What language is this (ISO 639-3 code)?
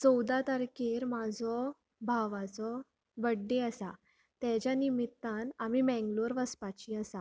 kok